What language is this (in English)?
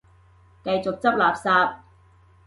Cantonese